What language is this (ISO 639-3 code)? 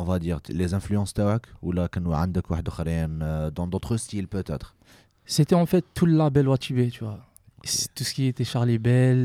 fra